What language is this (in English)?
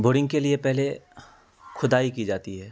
Urdu